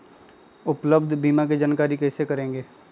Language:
Magahi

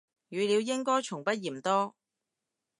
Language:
Cantonese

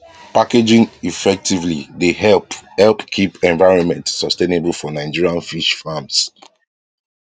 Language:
Nigerian Pidgin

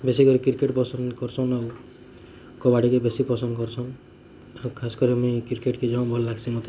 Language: Odia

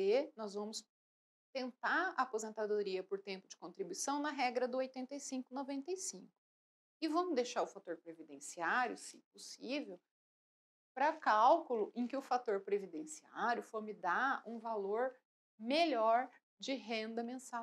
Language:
Portuguese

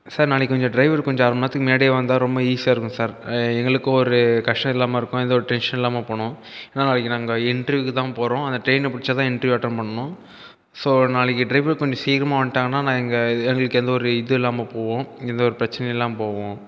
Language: Tamil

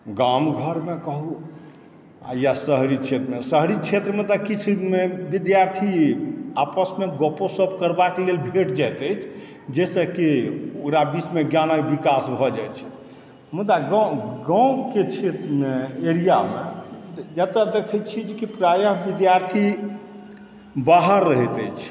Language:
Maithili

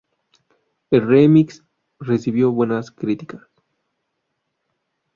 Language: Spanish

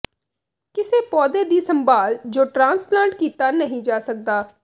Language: Punjabi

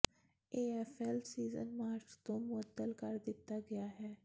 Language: Punjabi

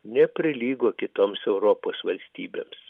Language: Lithuanian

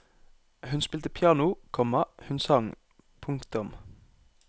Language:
Norwegian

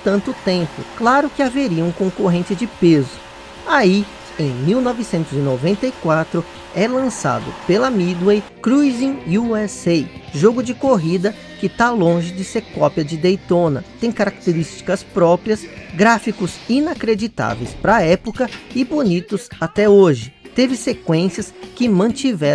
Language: Portuguese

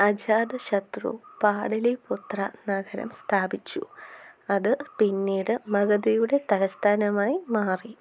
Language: Malayalam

